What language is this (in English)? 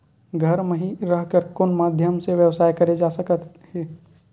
Chhattisgarhi